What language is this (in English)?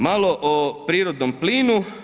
Croatian